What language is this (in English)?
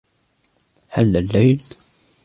Arabic